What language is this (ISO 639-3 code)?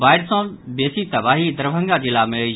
mai